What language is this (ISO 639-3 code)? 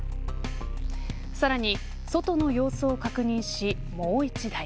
jpn